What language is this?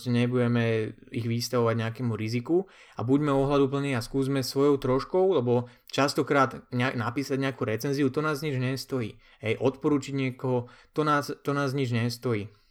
Slovak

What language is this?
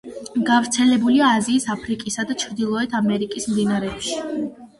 Georgian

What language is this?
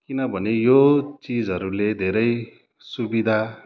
Nepali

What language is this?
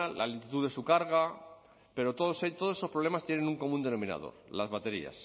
Spanish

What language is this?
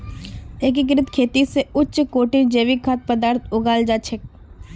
Magahi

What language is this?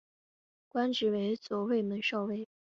Chinese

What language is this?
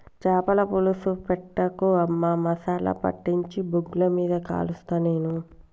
Telugu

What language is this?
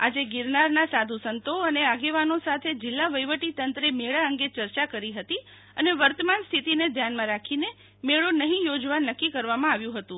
Gujarati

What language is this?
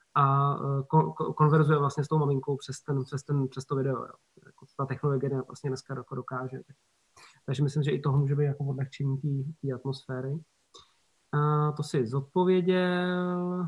Czech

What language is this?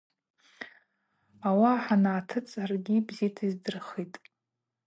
Abaza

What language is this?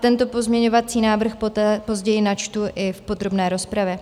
Czech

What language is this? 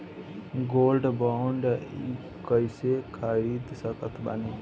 Bhojpuri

